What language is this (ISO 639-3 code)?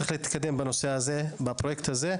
heb